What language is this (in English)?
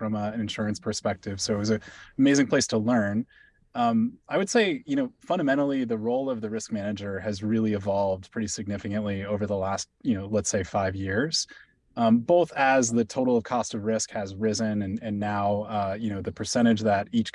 English